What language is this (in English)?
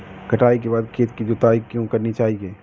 Hindi